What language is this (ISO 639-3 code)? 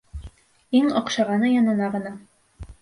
bak